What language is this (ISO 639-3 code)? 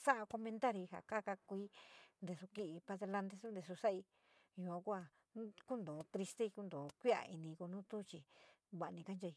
mig